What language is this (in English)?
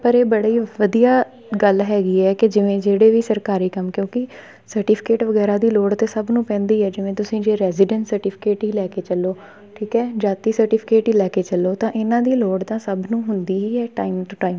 Punjabi